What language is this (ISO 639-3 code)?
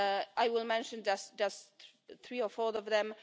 eng